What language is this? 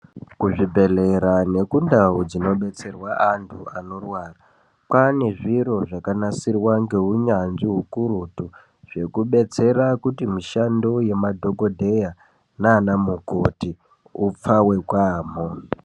Ndau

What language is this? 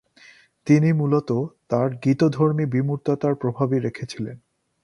Bangla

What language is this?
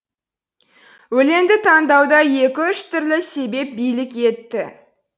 Kazakh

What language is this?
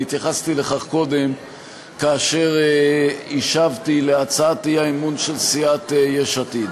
Hebrew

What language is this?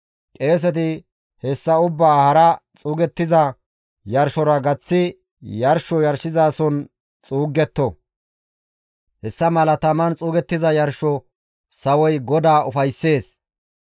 Gamo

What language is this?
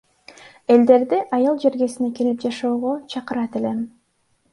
Kyrgyz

